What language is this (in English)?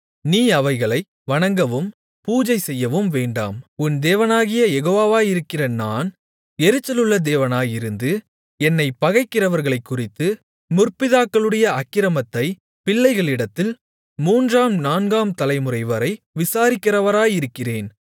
Tamil